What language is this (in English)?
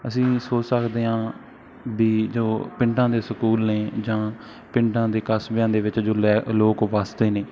Punjabi